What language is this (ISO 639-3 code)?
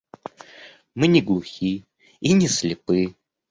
rus